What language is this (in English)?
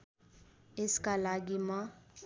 Nepali